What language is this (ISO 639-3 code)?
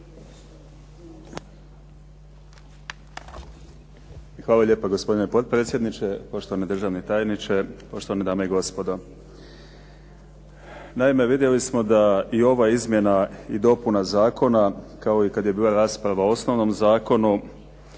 hrv